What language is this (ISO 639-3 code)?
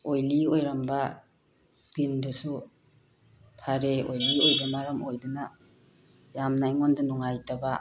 mni